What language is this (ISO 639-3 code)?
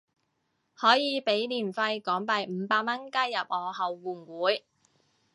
yue